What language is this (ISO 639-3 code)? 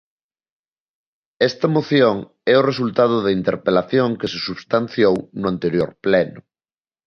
glg